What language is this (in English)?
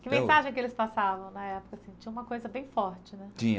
Portuguese